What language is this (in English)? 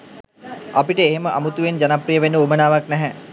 Sinhala